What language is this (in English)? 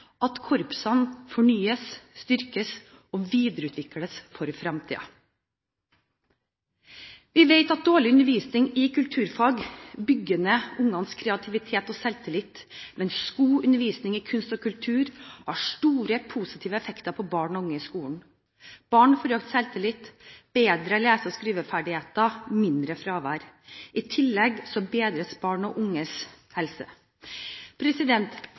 Norwegian Bokmål